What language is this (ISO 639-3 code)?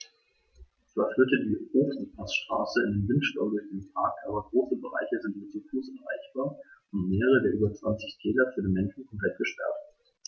deu